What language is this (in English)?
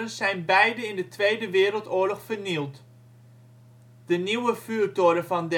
Dutch